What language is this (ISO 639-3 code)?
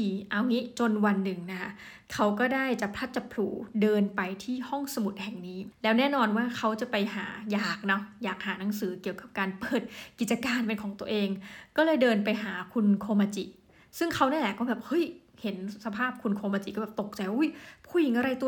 tha